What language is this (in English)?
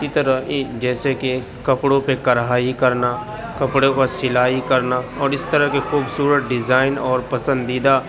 Urdu